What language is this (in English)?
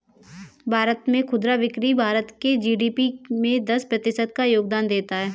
Hindi